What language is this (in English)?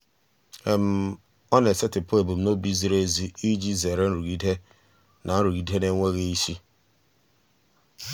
Igbo